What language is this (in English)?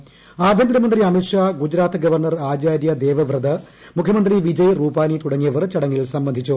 Malayalam